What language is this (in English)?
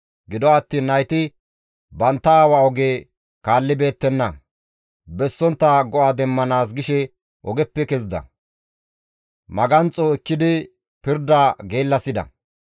Gamo